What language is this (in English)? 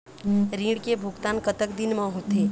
Chhattisgarhi